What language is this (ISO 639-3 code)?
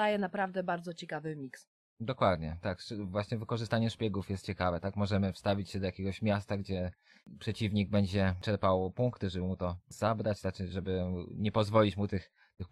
pol